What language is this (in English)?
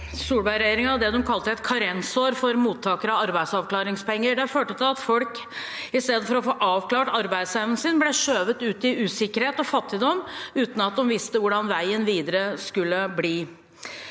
Norwegian